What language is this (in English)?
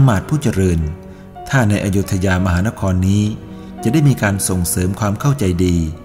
Thai